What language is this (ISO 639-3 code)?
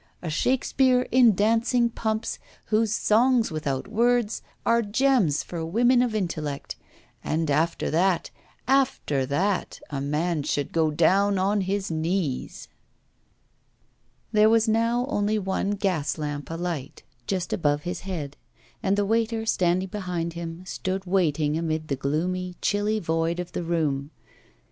eng